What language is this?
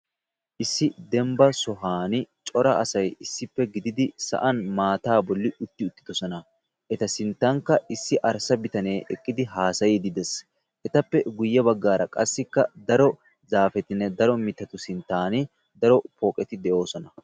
Wolaytta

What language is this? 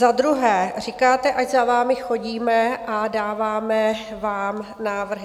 Czech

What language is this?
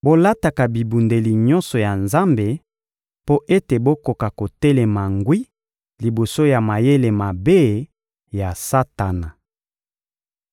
Lingala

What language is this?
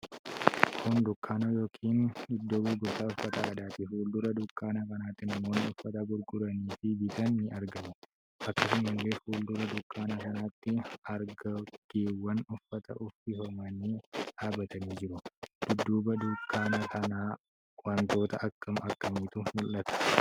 Oromo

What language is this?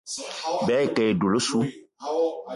Eton (Cameroon)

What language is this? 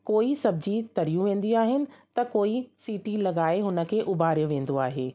Sindhi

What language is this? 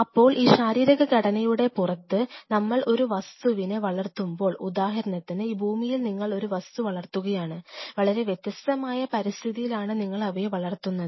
Malayalam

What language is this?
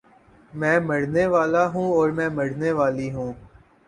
Urdu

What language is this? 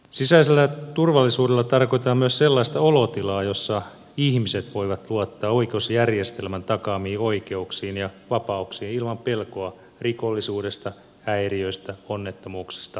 Finnish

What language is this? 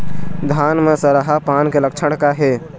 Chhattisgarhi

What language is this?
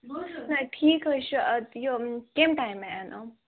Kashmiri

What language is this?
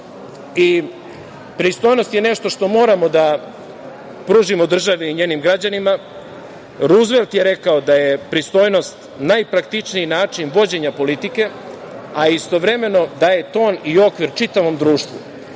Serbian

